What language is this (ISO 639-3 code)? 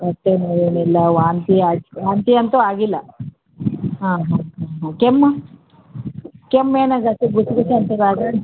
kan